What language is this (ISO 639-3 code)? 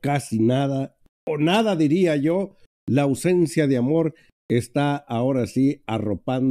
spa